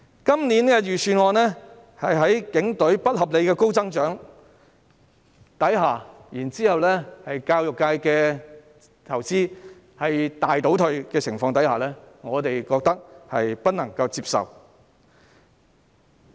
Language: Cantonese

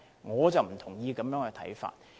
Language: Cantonese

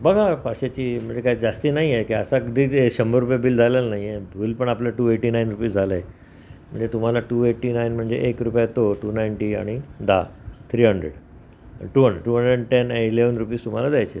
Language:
Marathi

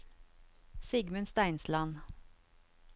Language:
Norwegian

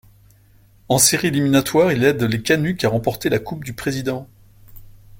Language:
French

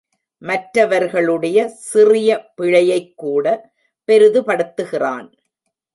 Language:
Tamil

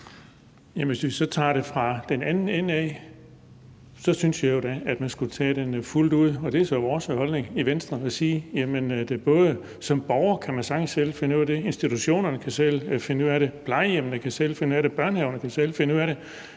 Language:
Danish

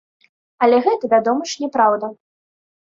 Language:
Belarusian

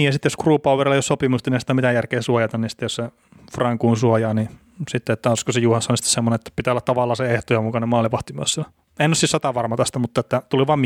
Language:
Finnish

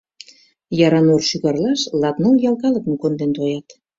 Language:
Mari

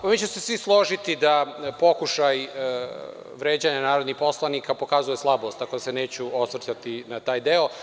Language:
Serbian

